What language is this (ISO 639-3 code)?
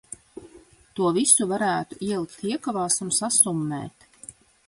lav